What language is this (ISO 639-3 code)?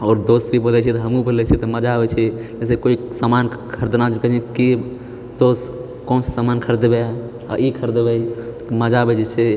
mai